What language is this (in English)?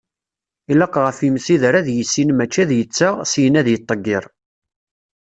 Kabyle